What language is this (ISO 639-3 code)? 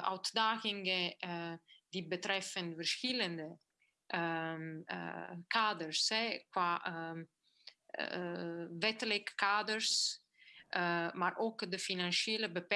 nld